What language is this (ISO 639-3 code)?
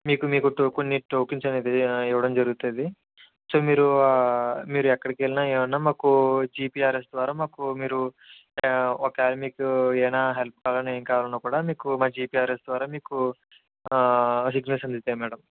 tel